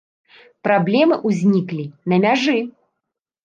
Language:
Belarusian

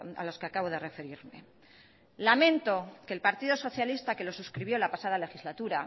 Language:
Spanish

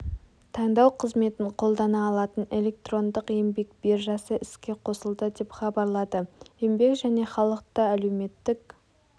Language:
Kazakh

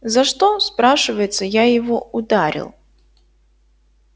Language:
Russian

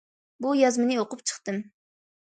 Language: Uyghur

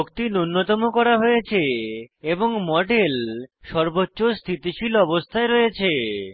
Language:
Bangla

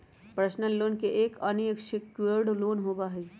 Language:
Magahi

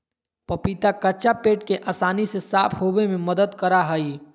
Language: Magahi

